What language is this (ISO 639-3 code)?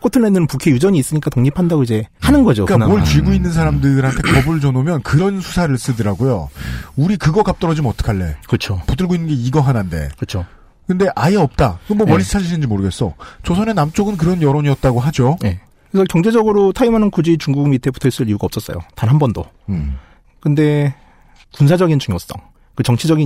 kor